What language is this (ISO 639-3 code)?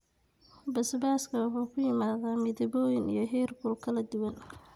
som